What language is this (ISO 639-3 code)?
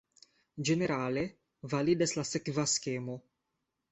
epo